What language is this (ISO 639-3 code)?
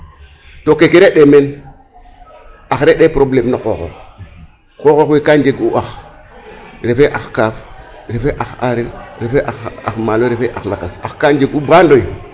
srr